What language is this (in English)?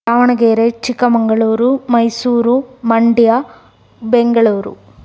Kannada